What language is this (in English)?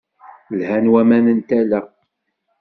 Kabyle